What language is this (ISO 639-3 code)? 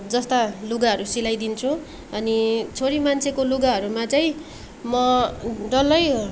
nep